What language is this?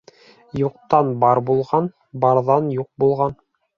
Bashkir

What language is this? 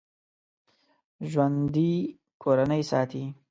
Pashto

